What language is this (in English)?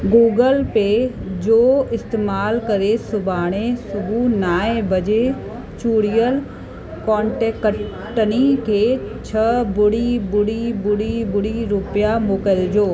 Sindhi